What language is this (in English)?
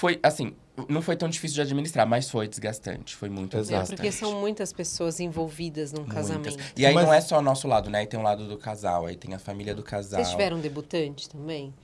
Portuguese